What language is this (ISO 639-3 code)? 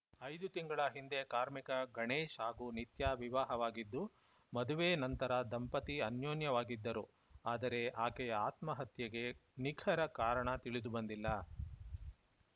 kan